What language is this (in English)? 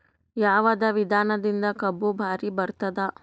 Kannada